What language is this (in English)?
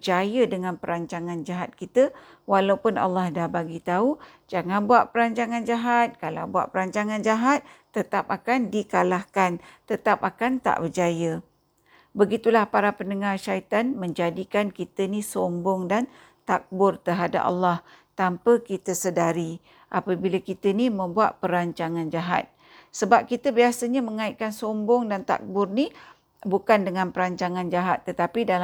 Malay